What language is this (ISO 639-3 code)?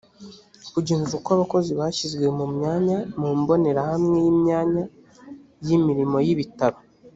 kin